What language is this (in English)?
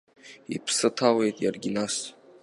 Abkhazian